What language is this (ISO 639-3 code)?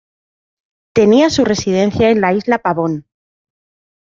spa